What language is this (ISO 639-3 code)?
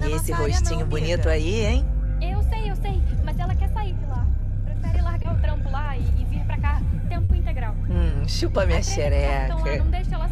por